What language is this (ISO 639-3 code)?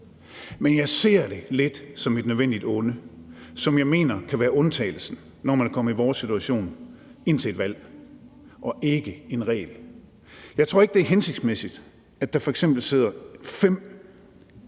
dan